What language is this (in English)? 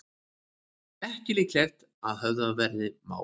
Icelandic